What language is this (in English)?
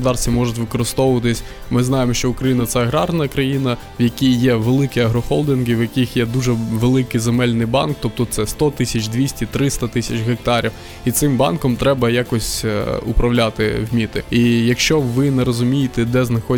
Ukrainian